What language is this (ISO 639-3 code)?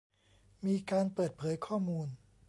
tha